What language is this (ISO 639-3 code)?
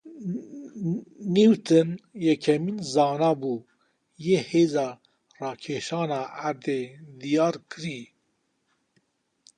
kur